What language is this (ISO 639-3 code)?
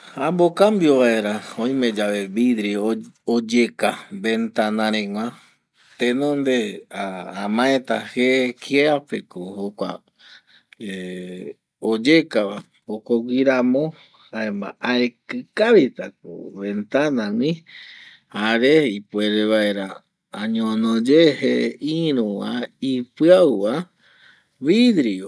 gui